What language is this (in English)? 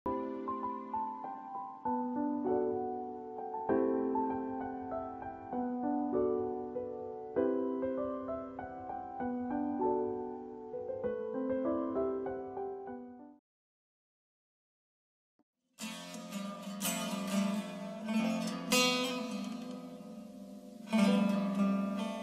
Turkish